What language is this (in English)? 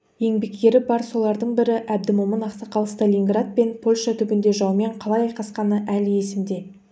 Kazakh